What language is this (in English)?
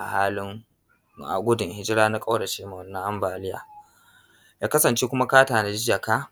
Hausa